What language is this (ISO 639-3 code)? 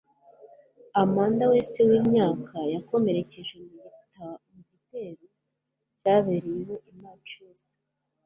kin